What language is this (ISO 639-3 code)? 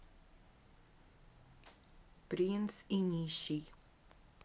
rus